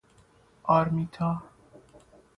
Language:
Persian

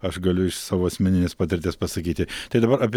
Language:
Lithuanian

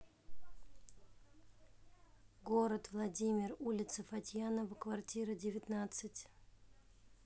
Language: Russian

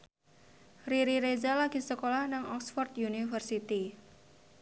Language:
Javanese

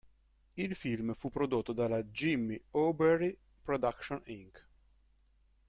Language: Italian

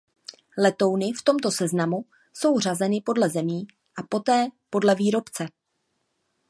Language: Czech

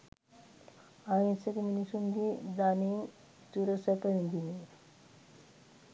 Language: Sinhala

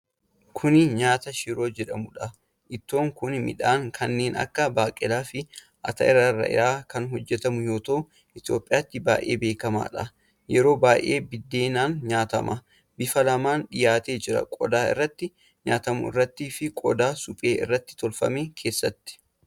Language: Oromo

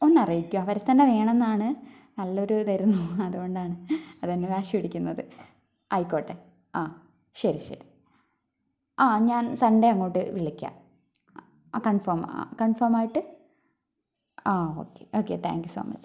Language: Malayalam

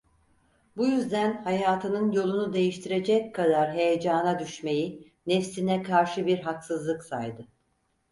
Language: Turkish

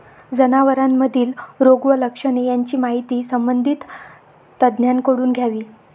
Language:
Marathi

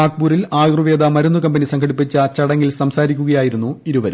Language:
Malayalam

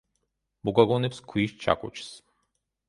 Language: Georgian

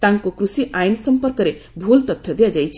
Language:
Odia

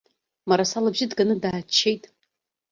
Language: Abkhazian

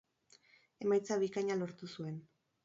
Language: Basque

